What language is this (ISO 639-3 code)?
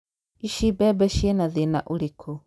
kik